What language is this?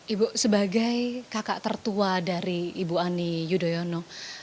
Indonesian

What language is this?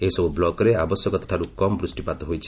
Odia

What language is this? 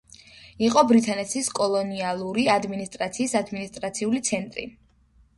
Georgian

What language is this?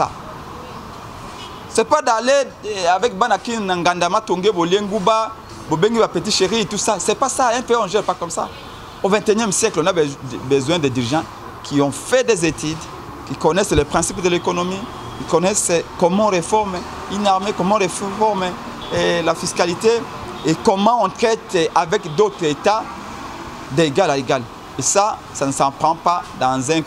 French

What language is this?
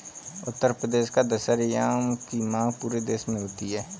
Hindi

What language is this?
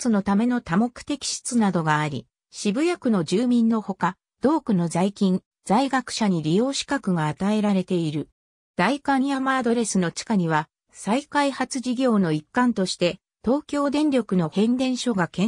Japanese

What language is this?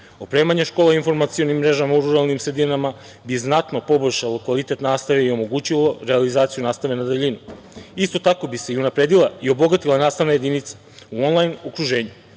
Serbian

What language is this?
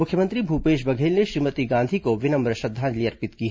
Hindi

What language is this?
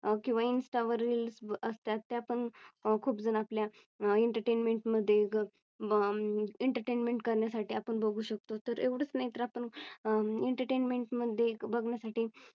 Marathi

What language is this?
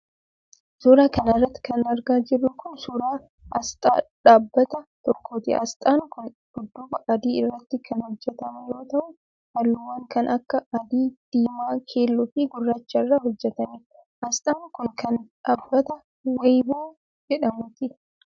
Oromo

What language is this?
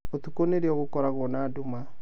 Kikuyu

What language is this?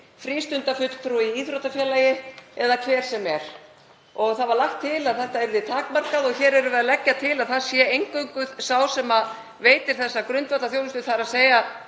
Icelandic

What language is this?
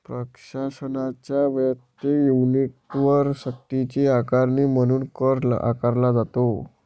Marathi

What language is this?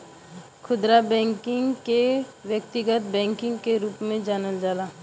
Bhojpuri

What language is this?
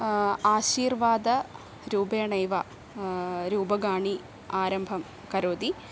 Sanskrit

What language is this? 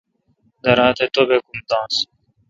Kalkoti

